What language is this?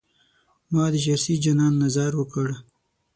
Pashto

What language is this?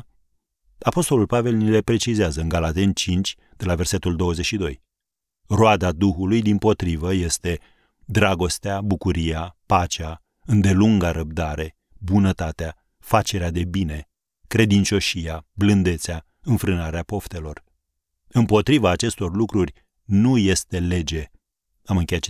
Romanian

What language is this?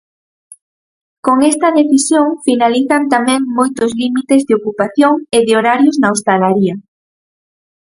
Galician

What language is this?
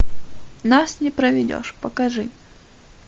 Russian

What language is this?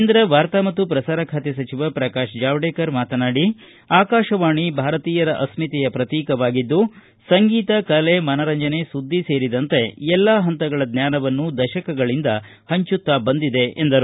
Kannada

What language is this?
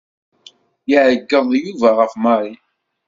Kabyle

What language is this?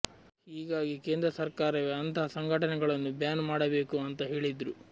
Kannada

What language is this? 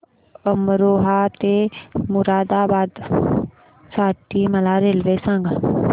Marathi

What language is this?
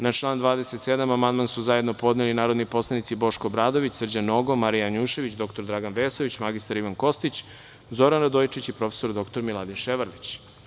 Serbian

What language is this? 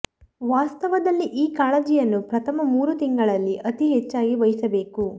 Kannada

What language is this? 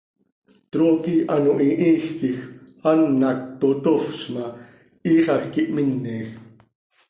Seri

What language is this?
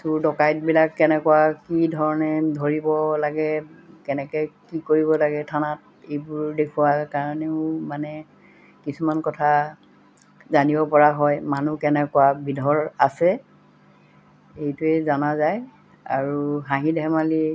Assamese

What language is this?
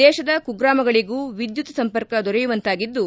Kannada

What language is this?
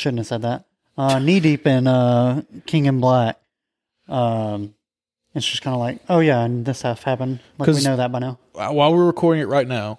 English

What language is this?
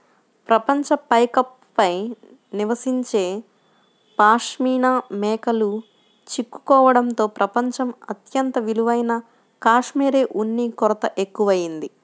Telugu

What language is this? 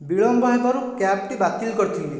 Odia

